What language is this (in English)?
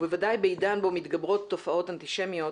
Hebrew